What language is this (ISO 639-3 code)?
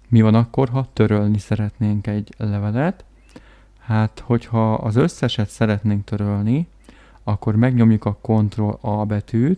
hun